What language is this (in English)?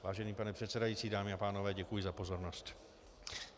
Czech